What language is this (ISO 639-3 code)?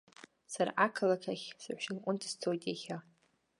abk